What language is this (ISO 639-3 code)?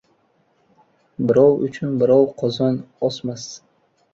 uzb